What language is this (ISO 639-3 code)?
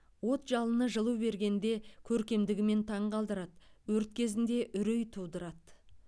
kaz